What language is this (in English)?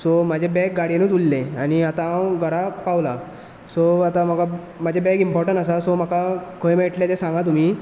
Konkani